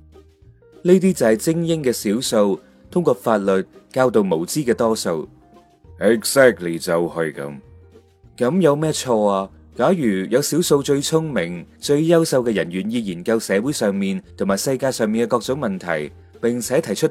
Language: Chinese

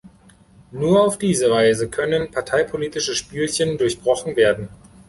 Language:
German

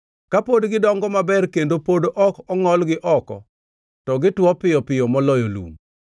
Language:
Luo (Kenya and Tanzania)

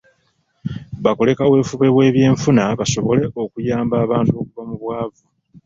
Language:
Ganda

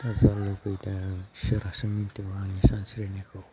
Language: Bodo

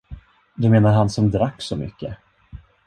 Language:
Swedish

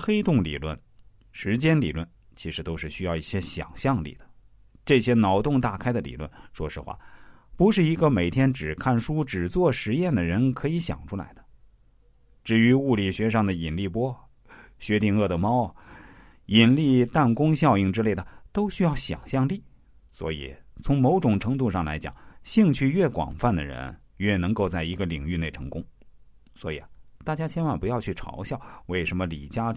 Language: Chinese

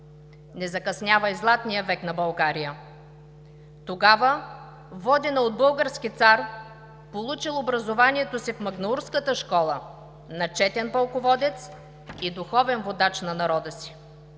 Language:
Bulgarian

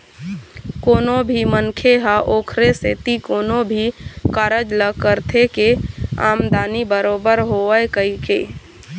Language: Chhattisgarhi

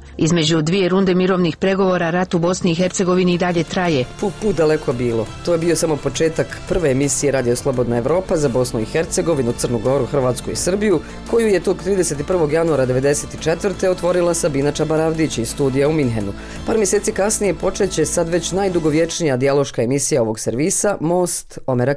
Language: Croatian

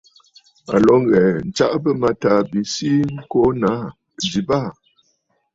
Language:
Bafut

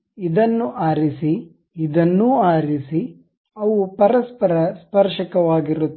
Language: Kannada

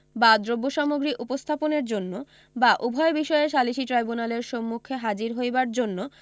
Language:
Bangla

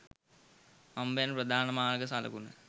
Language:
Sinhala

